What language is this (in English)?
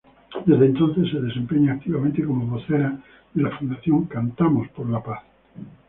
Spanish